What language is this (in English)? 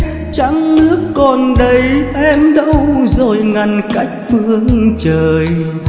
Vietnamese